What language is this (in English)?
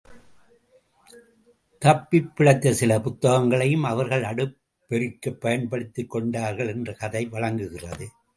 Tamil